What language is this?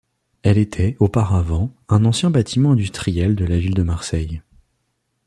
French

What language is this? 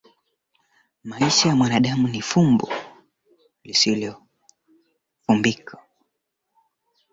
Swahili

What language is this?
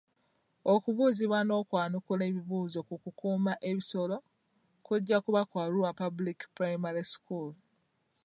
Ganda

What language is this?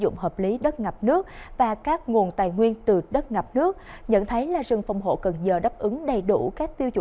Vietnamese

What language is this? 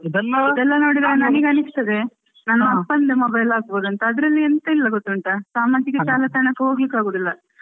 Kannada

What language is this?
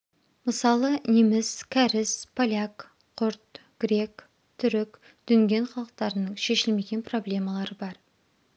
Kazakh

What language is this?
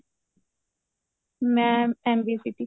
Punjabi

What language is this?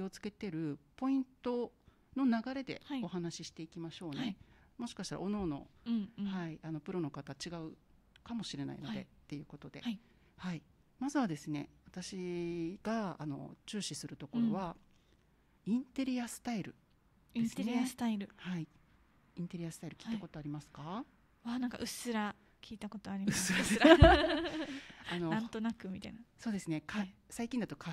Japanese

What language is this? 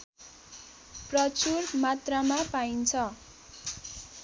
Nepali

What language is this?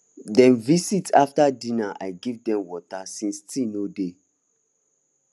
Nigerian Pidgin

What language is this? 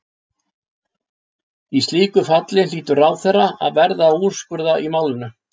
Icelandic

